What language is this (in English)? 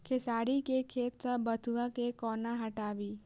Maithili